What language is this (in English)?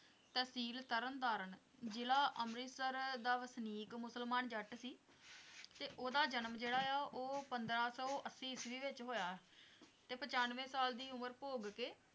Punjabi